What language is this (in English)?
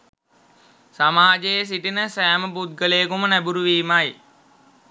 Sinhala